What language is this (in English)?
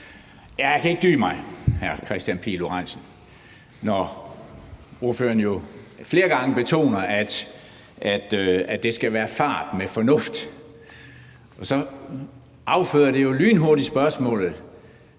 Danish